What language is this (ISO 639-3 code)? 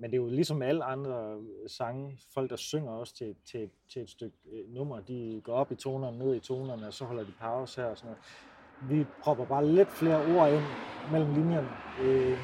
dan